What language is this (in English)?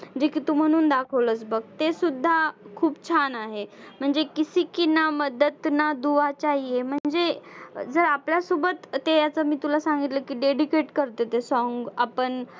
Marathi